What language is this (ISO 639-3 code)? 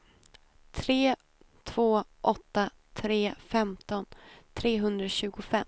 swe